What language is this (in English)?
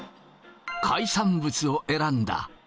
Japanese